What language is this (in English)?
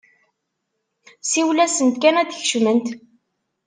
Kabyle